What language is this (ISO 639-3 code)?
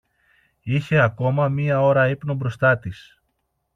ell